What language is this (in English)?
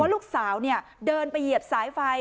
Thai